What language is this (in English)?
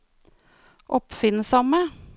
Norwegian